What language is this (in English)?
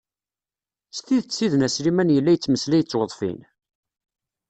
Kabyle